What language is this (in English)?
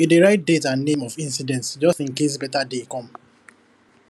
Nigerian Pidgin